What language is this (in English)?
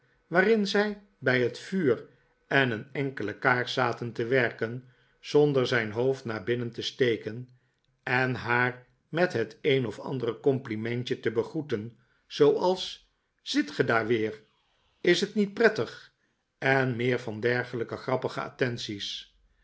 Dutch